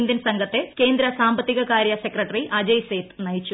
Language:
Malayalam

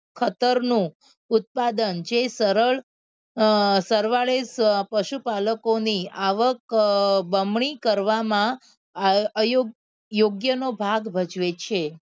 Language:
Gujarati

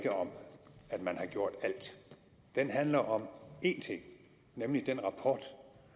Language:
Danish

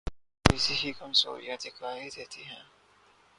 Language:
Urdu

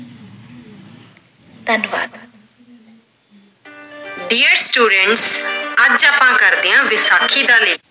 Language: Punjabi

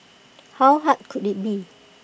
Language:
English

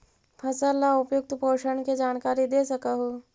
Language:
Magahi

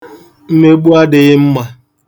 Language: Igbo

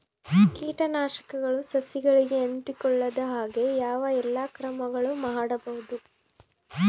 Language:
Kannada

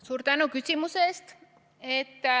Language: Estonian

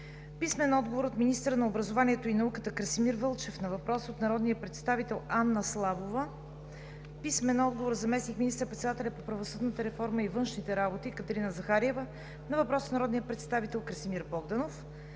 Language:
Bulgarian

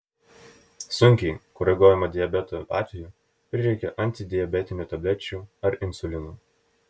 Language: Lithuanian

